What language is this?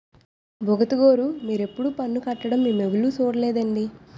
Telugu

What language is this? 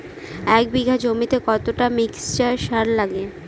Bangla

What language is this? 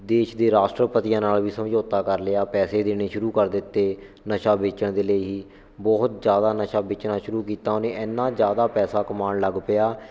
Punjabi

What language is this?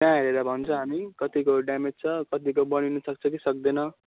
Nepali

